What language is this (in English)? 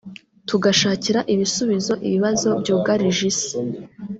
Kinyarwanda